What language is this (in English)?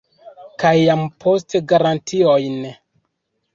Esperanto